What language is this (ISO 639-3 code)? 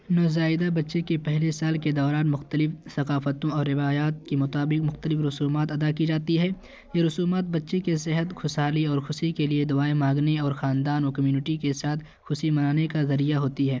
urd